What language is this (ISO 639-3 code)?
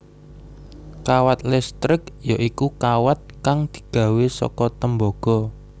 jav